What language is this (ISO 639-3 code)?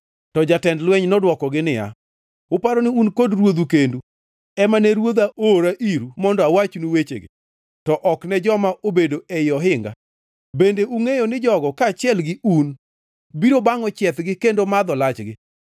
luo